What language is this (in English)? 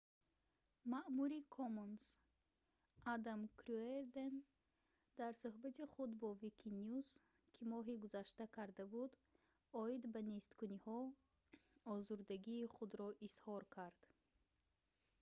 Tajik